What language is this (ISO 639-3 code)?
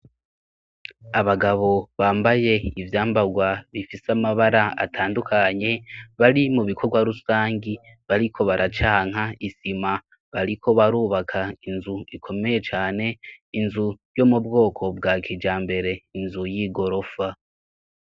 run